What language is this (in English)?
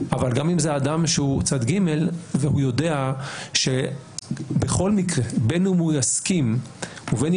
Hebrew